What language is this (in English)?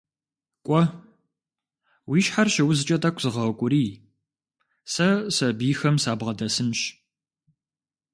Kabardian